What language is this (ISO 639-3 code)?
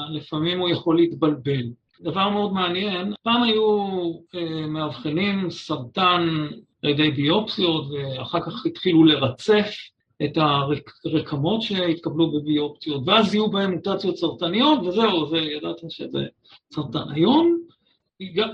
heb